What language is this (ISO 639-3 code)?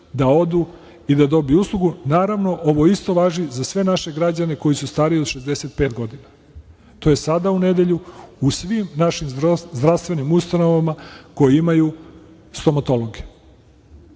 srp